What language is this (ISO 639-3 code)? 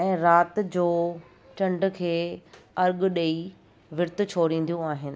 snd